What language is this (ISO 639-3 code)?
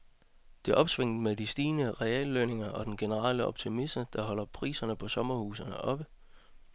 dan